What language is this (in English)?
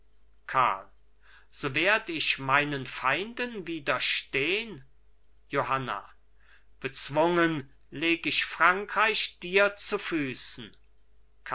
German